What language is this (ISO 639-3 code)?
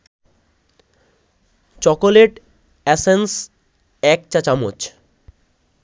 ben